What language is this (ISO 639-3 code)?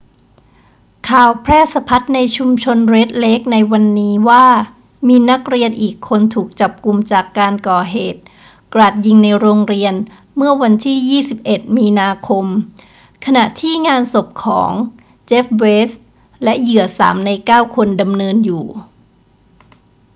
tha